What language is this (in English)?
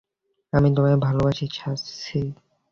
Bangla